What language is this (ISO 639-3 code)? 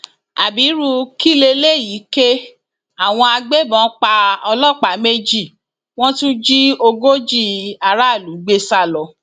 yor